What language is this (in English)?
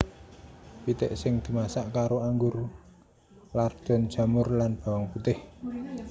Javanese